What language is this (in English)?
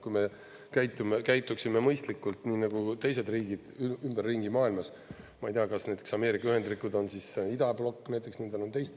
Estonian